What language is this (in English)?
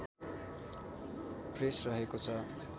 Nepali